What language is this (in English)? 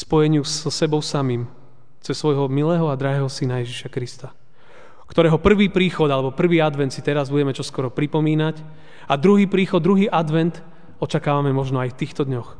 Slovak